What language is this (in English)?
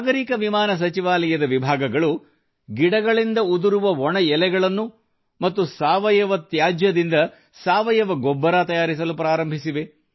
Kannada